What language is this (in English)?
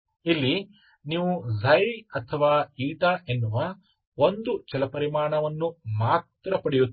Kannada